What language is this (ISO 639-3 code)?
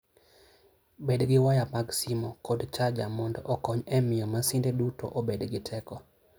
luo